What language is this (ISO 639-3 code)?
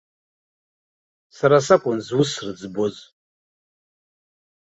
abk